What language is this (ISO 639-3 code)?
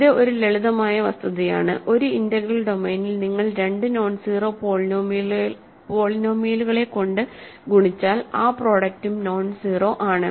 mal